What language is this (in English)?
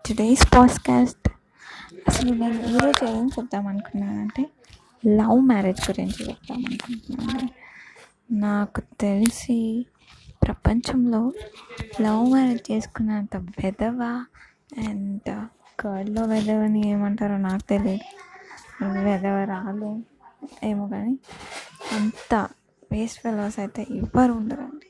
Telugu